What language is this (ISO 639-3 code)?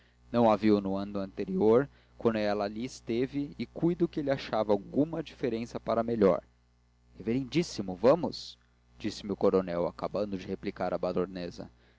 por